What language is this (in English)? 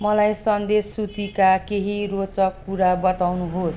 Nepali